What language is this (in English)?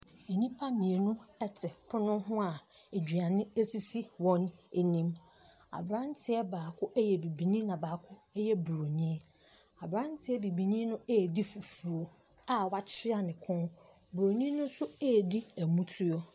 Akan